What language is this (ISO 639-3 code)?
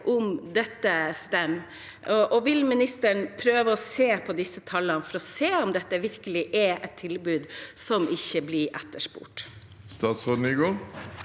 nor